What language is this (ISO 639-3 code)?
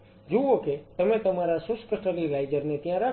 guj